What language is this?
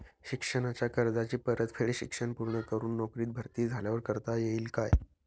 Marathi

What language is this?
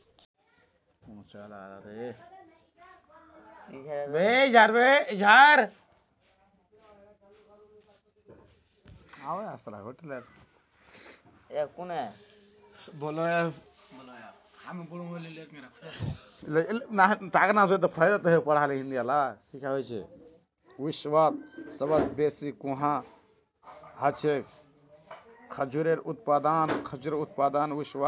Magahi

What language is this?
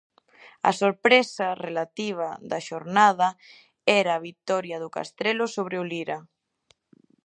Galician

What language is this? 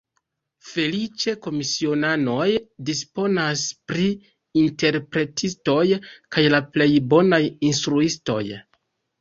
Esperanto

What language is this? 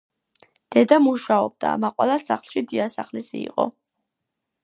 Georgian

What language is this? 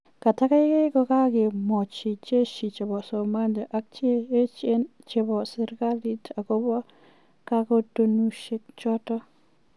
Kalenjin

